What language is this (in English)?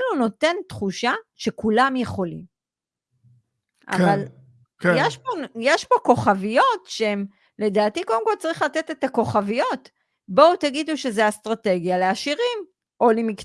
Hebrew